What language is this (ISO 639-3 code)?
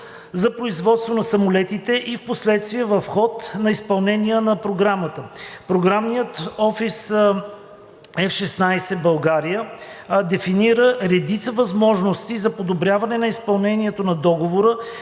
bul